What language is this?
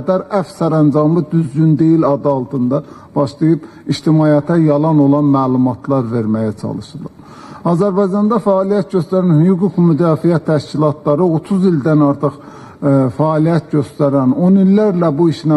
Turkish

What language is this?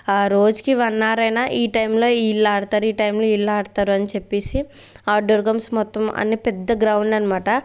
Telugu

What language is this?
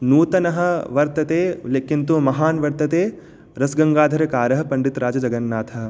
Sanskrit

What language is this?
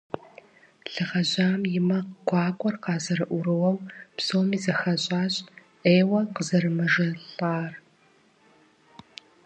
Kabardian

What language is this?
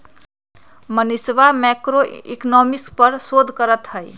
Magahi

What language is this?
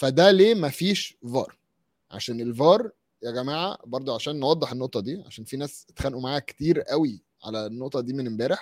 Arabic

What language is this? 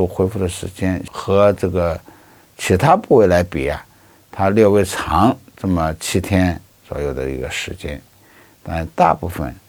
Chinese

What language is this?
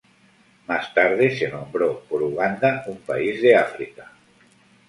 Spanish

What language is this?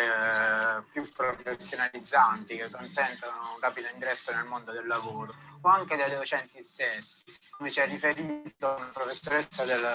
Italian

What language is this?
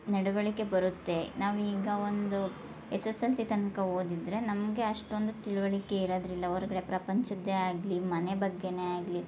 Kannada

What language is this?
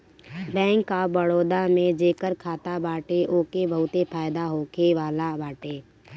Bhojpuri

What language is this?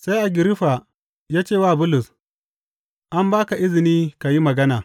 Hausa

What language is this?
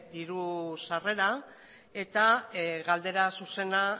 Basque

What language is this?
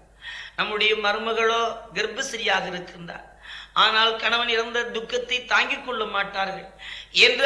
Tamil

